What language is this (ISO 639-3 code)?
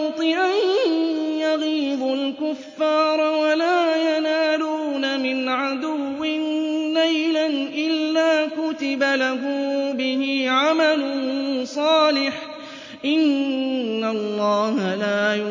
ara